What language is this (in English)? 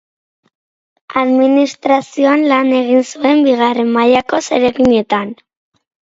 Basque